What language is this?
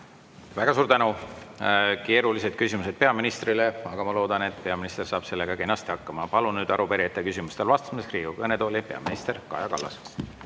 Estonian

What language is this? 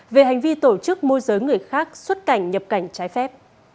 Vietnamese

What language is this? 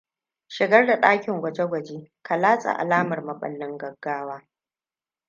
Hausa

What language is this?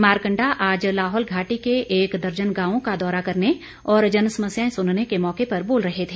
Hindi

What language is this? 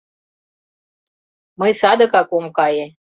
Mari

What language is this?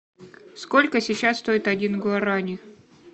Russian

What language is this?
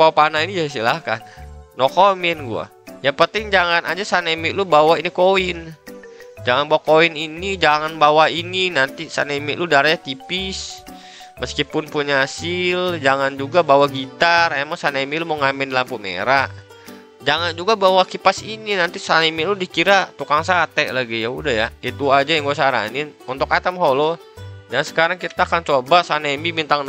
Indonesian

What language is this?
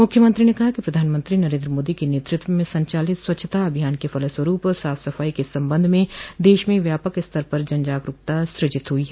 Hindi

